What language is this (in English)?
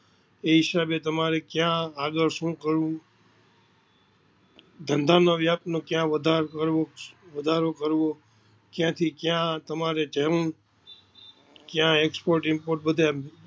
Gujarati